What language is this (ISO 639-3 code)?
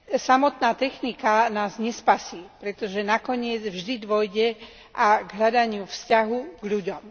slk